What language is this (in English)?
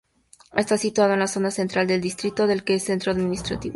Spanish